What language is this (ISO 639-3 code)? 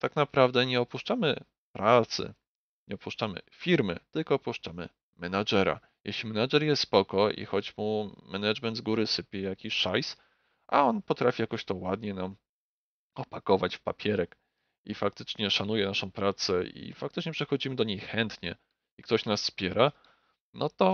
pol